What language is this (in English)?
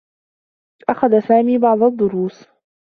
Arabic